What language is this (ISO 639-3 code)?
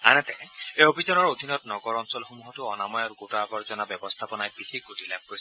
asm